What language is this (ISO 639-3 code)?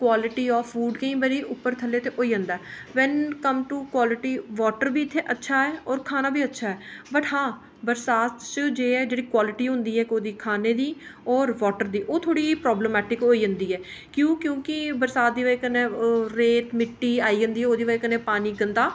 doi